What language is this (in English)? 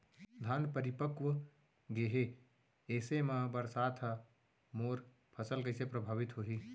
Chhattisgarhi